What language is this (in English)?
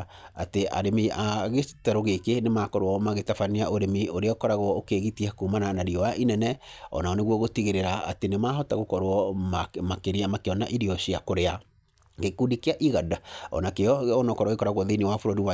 Kikuyu